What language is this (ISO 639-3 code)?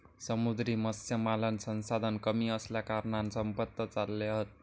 mar